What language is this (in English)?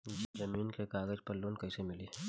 Bhojpuri